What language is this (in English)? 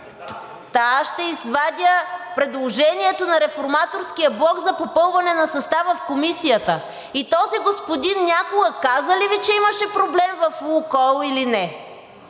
Bulgarian